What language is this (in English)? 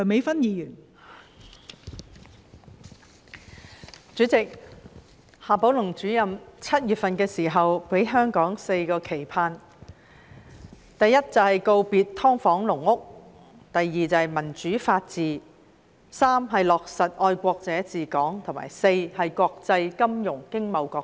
Cantonese